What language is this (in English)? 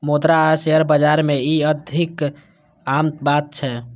Maithili